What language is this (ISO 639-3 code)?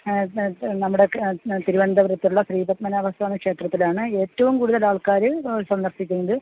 mal